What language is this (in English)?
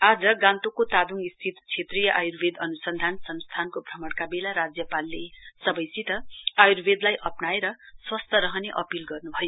Nepali